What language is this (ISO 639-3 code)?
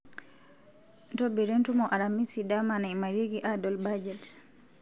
mas